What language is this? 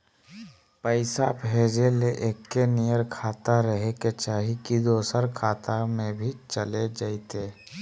Magahi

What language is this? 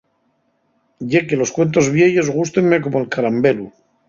Asturian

